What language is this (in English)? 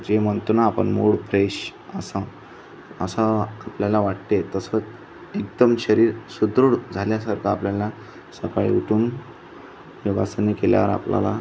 Marathi